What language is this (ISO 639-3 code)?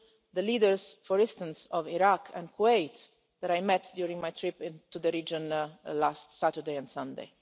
eng